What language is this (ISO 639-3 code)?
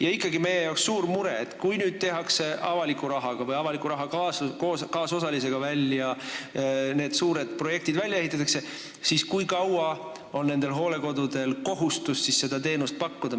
est